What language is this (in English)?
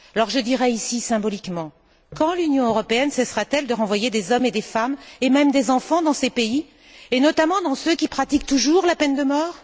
French